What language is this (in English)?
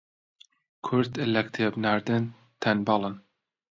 Central Kurdish